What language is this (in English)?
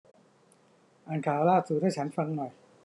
Thai